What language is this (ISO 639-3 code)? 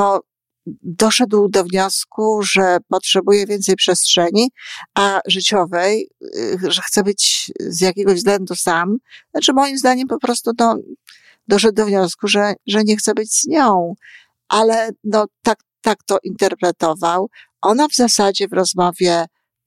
pol